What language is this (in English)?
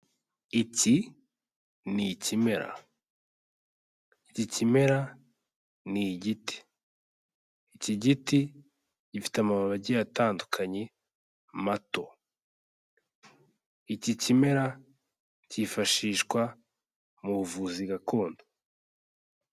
Kinyarwanda